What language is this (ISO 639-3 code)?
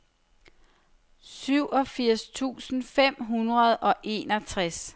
dan